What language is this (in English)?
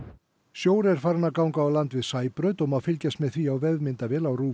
Icelandic